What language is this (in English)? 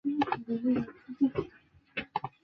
Chinese